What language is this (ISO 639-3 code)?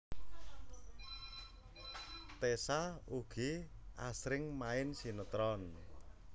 jav